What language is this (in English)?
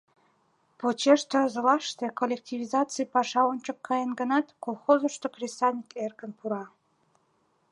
Mari